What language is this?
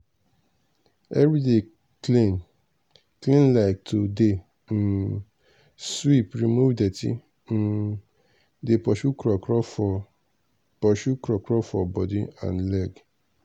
Nigerian Pidgin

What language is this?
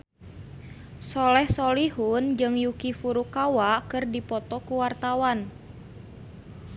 Sundanese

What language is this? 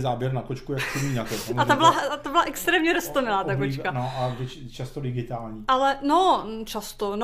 Czech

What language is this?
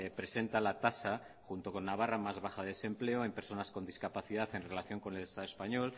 Spanish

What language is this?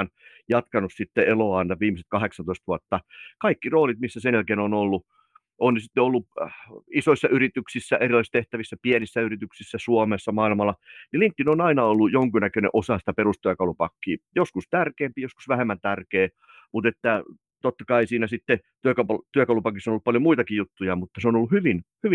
Finnish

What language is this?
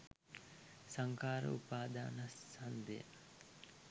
Sinhala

